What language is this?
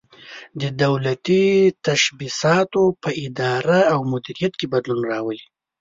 Pashto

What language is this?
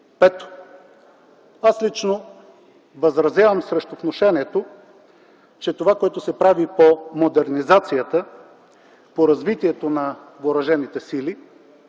Bulgarian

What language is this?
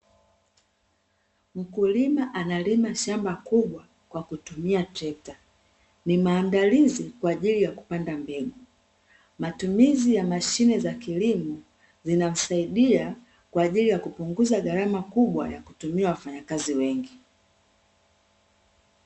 Swahili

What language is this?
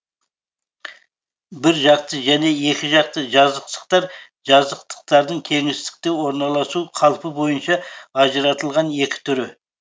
Kazakh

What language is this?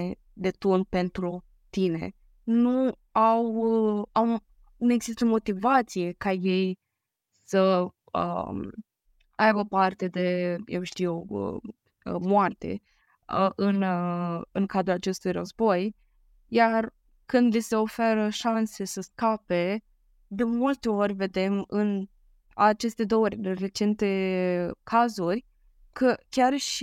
Romanian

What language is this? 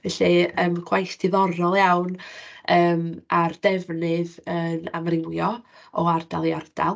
Welsh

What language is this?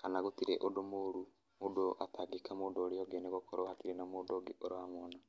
Kikuyu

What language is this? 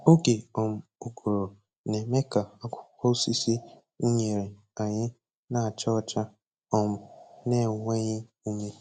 Igbo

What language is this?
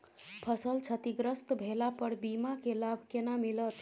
Maithili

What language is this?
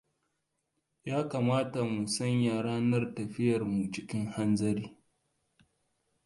Hausa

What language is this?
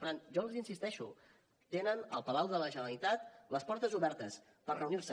Catalan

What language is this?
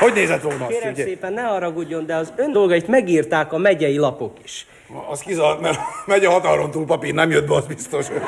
Hungarian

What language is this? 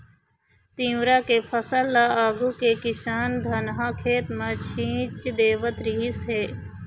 Chhattisgarhi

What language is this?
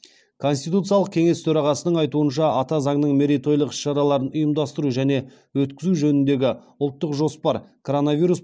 Kazakh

